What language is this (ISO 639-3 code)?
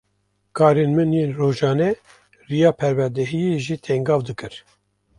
kur